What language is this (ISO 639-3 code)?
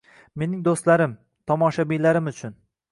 uzb